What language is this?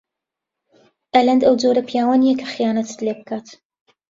Central Kurdish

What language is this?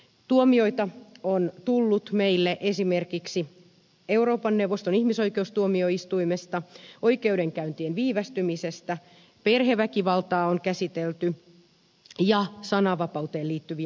Finnish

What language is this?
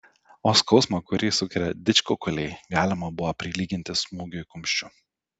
Lithuanian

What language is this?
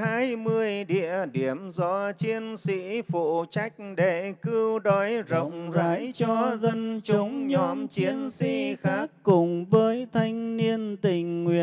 Vietnamese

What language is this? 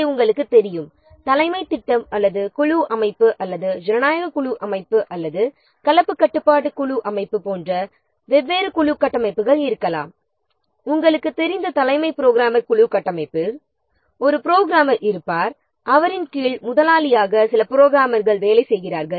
Tamil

